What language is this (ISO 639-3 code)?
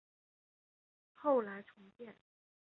zho